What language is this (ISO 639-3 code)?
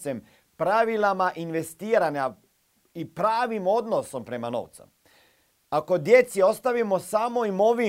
hrv